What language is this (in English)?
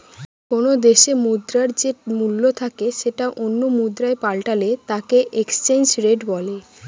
Bangla